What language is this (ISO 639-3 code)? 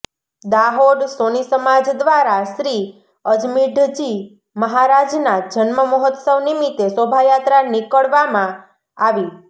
guj